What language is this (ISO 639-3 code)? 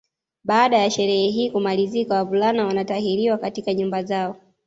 swa